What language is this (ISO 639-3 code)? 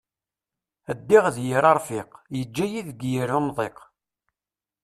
kab